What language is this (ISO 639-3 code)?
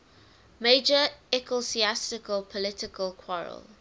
eng